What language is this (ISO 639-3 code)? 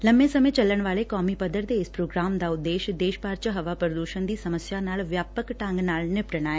pan